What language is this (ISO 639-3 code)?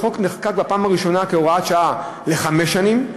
heb